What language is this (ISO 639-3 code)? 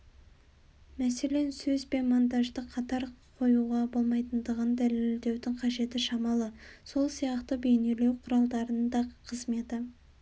kaz